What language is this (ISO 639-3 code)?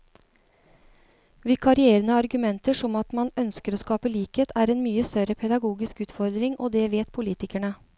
nor